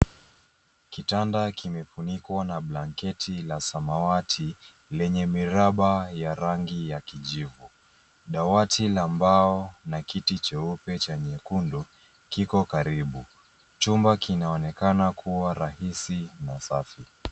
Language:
Swahili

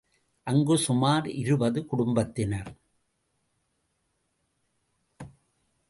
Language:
Tamil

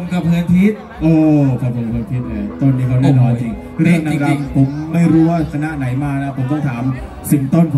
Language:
Thai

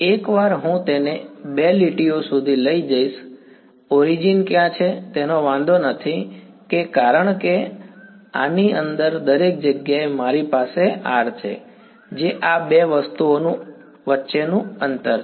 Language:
Gujarati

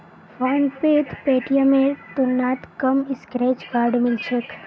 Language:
Magahi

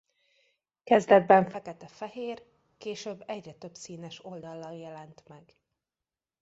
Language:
Hungarian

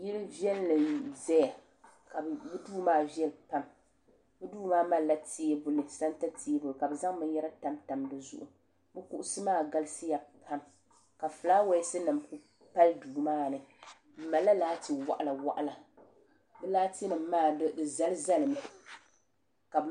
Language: Dagbani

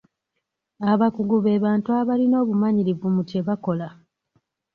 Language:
Ganda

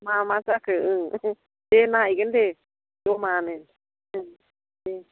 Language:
Bodo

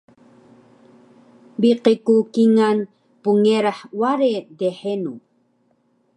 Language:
Taroko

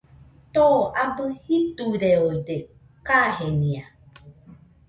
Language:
Nüpode Huitoto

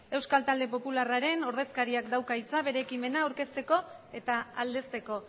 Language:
Basque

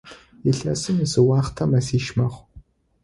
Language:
Adyghe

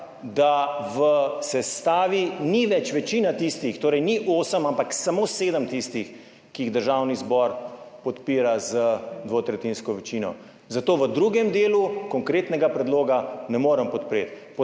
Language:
Slovenian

